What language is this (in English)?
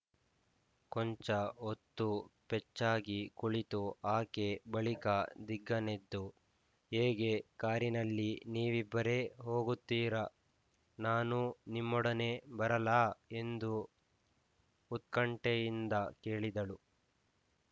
Kannada